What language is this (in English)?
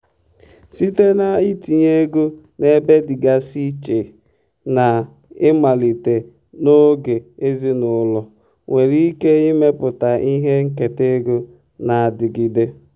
Igbo